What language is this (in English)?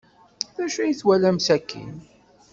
Kabyle